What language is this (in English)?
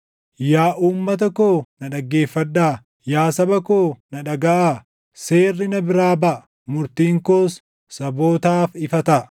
Oromo